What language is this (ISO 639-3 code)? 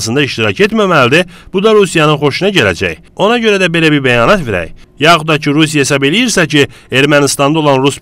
tur